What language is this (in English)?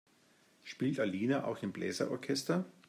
German